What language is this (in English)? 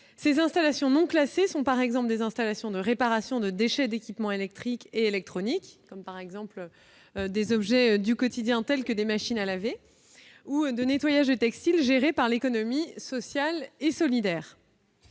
French